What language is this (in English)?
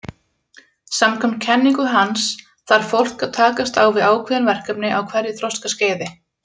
Icelandic